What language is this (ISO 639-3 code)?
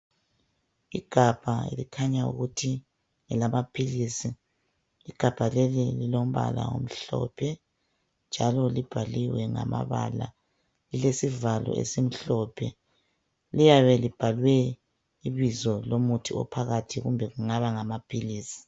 nde